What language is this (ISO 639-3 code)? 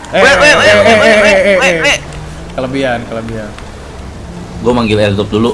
ind